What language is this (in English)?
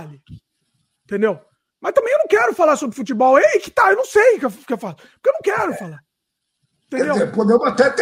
Portuguese